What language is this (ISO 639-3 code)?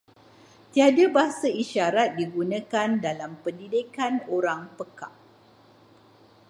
msa